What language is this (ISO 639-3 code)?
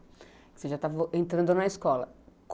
por